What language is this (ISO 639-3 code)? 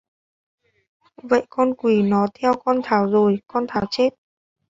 vie